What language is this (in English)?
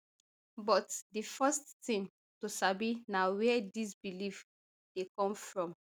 Nigerian Pidgin